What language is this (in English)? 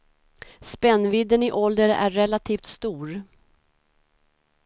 Swedish